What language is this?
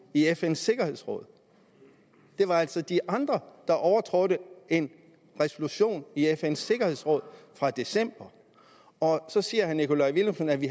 Danish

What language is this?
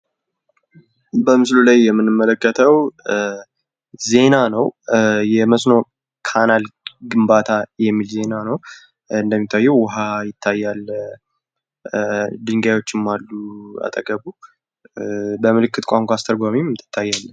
Amharic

